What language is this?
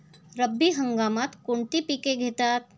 Marathi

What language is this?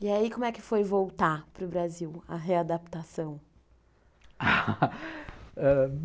Portuguese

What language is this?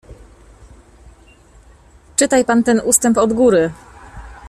Polish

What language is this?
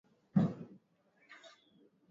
Swahili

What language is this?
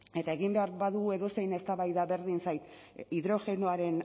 Basque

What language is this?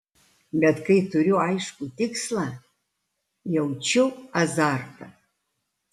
Lithuanian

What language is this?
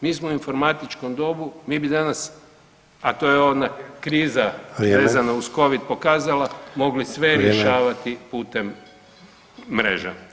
Croatian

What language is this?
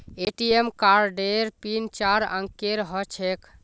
Magahi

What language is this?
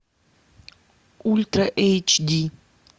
Russian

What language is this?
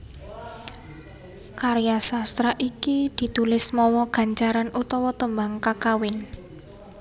Javanese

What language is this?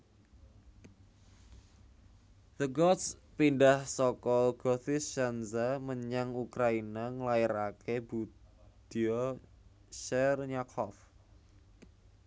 Javanese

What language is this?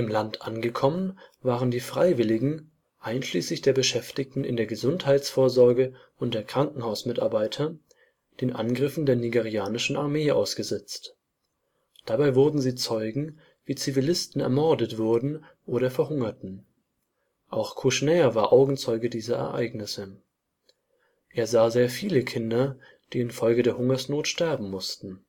German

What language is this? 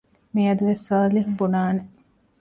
Divehi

